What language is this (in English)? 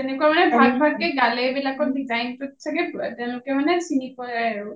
Assamese